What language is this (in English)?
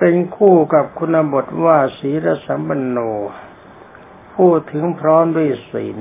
Thai